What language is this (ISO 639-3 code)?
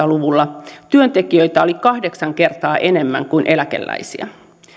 fin